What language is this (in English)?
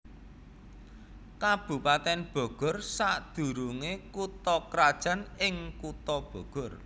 Javanese